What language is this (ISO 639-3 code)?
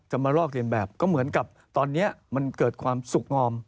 tha